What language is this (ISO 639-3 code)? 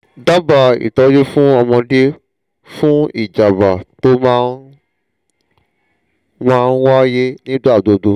yor